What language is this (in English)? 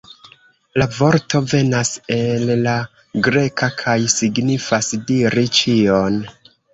Esperanto